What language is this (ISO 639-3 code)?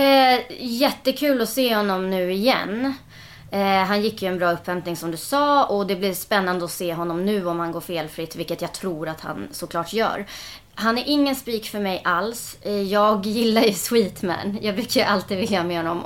swe